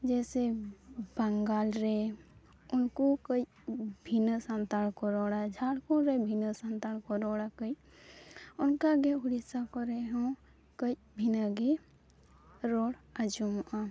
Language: Santali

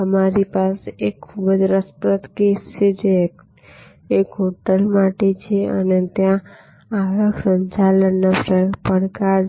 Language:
Gujarati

